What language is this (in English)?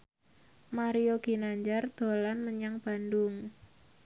Javanese